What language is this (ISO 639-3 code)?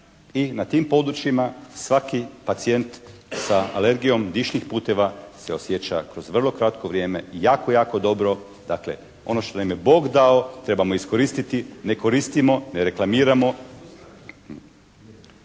hrv